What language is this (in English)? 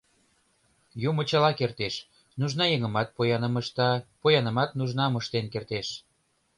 Mari